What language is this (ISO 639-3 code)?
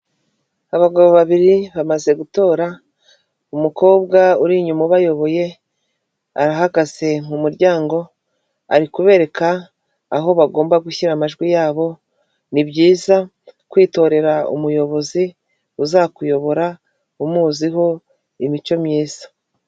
kin